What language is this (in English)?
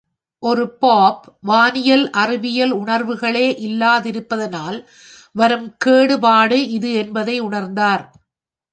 Tamil